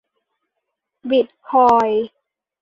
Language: Thai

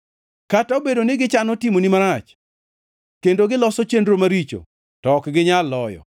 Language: Luo (Kenya and Tanzania)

